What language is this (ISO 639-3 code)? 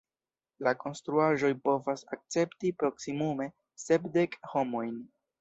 epo